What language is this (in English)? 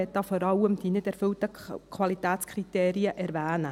Swiss German